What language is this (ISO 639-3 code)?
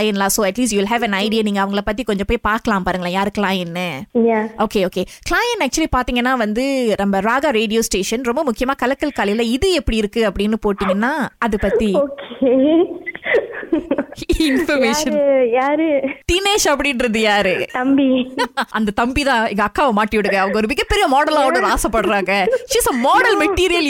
tam